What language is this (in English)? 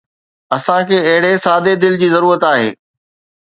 Sindhi